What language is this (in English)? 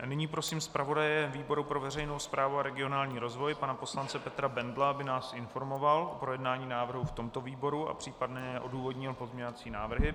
Czech